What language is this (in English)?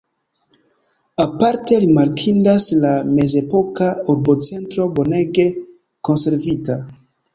Esperanto